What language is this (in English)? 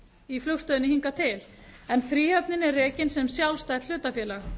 Icelandic